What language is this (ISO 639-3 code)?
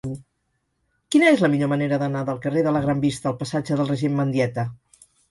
cat